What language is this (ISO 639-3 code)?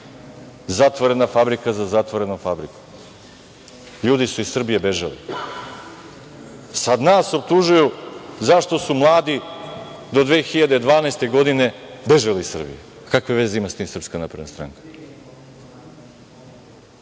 srp